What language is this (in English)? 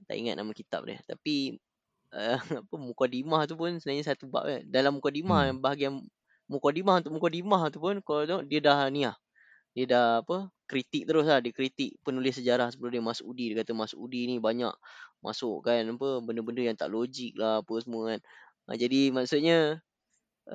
Malay